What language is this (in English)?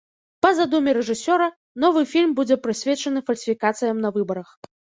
Belarusian